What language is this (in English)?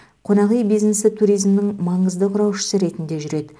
Kazakh